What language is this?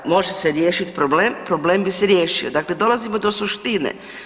Croatian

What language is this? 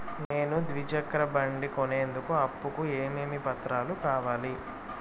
Telugu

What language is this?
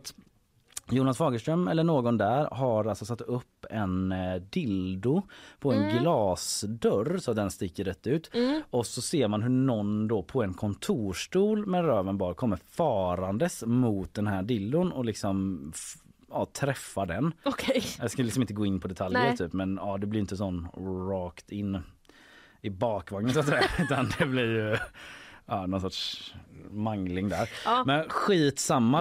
Swedish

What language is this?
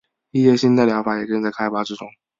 Chinese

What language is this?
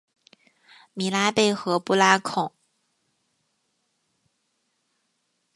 Chinese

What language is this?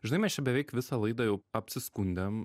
Lithuanian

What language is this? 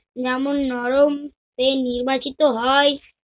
Bangla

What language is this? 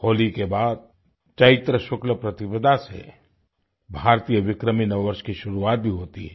Hindi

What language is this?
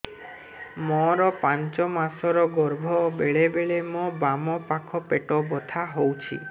Odia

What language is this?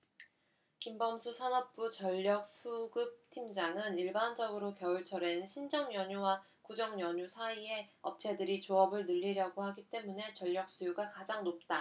Korean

